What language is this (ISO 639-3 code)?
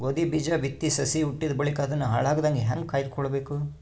kan